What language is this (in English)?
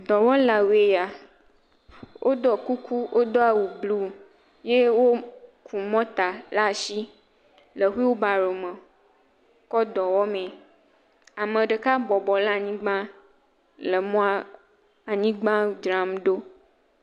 Ewe